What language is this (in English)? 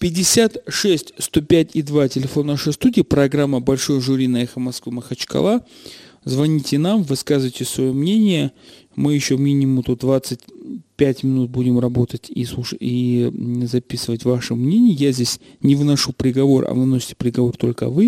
Russian